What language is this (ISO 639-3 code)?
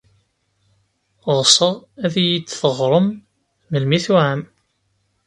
kab